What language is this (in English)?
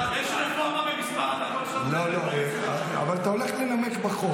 Hebrew